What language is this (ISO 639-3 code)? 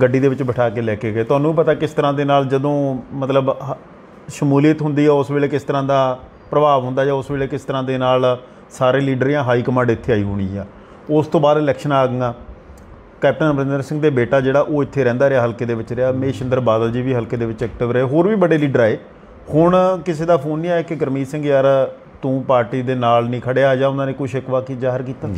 hin